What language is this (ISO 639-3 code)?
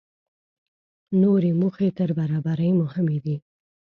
pus